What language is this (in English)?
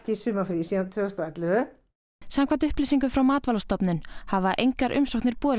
Icelandic